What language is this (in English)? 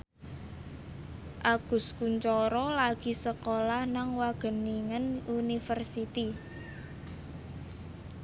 Javanese